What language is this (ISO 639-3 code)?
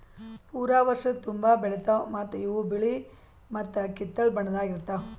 kan